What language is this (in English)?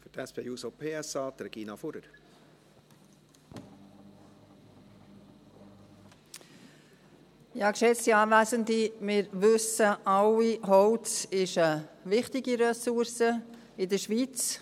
Swiss German